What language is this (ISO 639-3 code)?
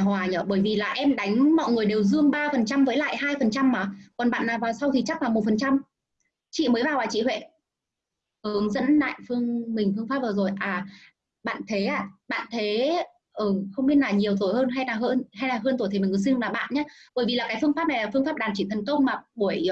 vie